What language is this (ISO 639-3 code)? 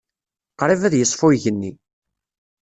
kab